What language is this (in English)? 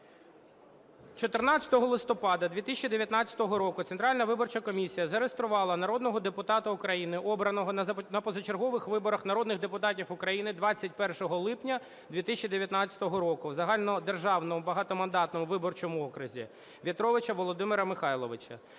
Ukrainian